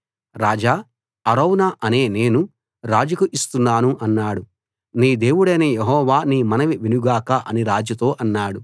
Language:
Telugu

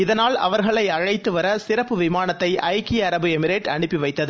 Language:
Tamil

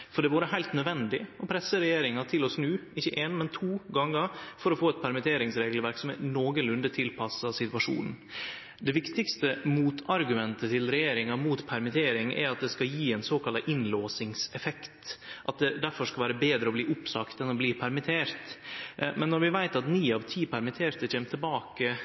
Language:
Norwegian Nynorsk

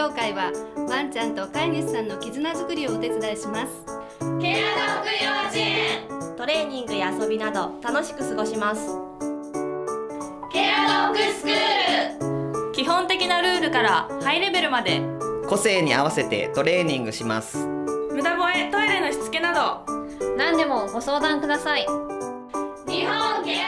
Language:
Japanese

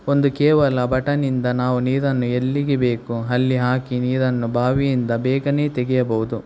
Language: Kannada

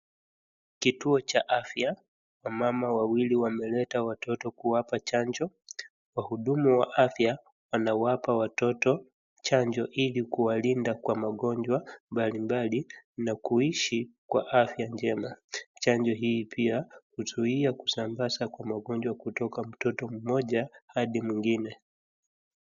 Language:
Swahili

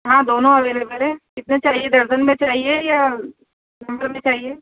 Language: Urdu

